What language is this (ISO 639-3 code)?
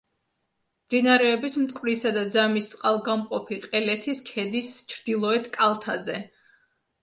kat